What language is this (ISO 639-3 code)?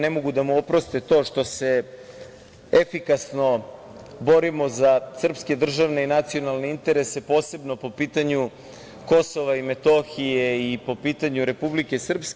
srp